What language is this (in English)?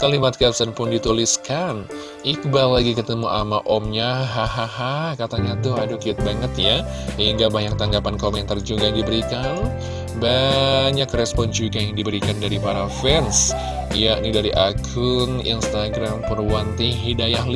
Indonesian